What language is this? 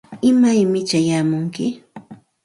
Santa Ana de Tusi Pasco Quechua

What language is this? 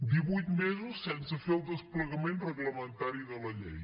Catalan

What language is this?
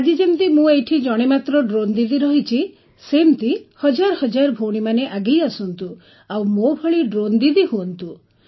Odia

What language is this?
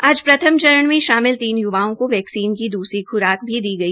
Hindi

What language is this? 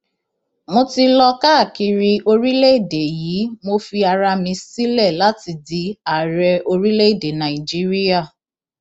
Yoruba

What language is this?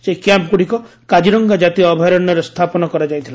Odia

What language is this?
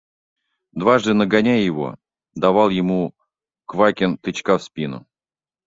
Russian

